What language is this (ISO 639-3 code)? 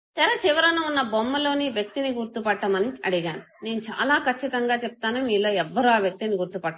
tel